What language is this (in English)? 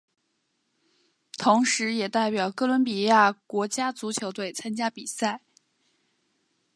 Chinese